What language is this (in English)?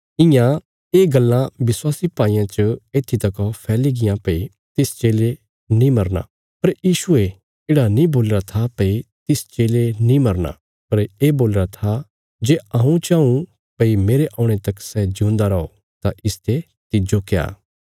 Bilaspuri